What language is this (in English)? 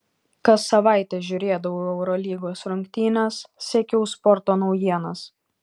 Lithuanian